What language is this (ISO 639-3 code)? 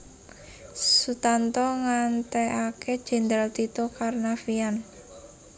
jav